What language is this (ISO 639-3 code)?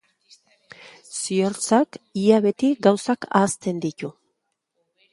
eus